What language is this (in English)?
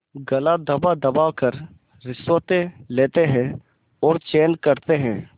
Hindi